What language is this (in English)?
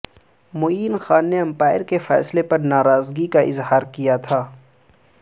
Urdu